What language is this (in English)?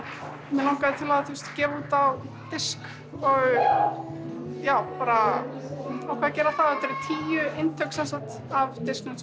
Icelandic